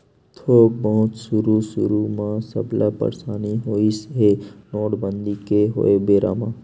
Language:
Chhattisgarhi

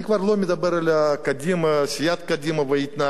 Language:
Hebrew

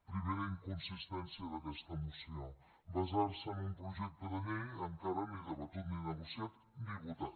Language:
Catalan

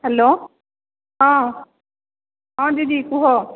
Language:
Odia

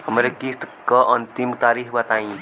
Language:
Bhojpuri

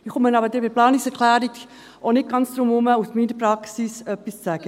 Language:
Swiss German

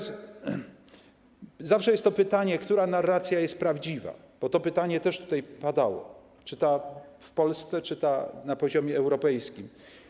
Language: Polish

